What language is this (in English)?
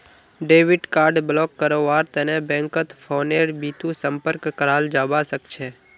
Magahi